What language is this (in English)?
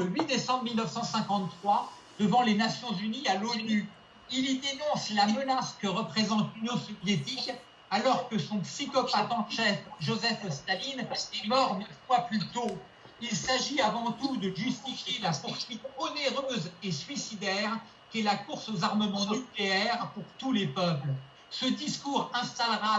French